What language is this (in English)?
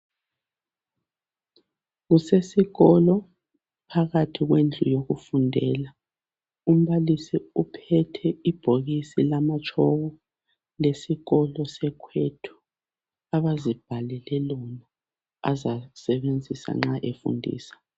North Ndebele